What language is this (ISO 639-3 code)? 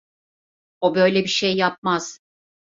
tur